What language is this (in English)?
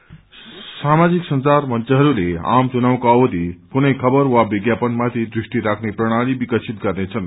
Nepali